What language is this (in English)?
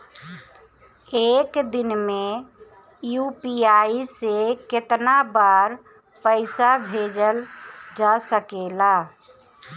Bhojpuri